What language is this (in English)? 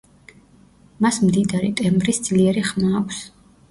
Georgian